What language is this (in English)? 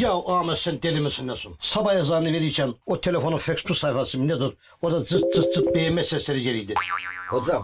Turkish